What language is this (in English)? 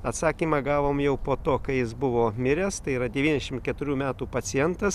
Lithuanian